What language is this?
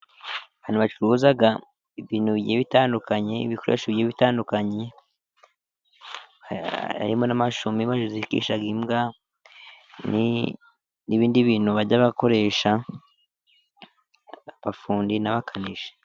Kinyarwanda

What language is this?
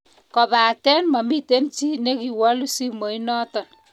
Kalenjin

